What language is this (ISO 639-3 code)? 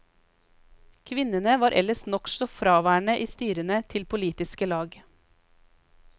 nor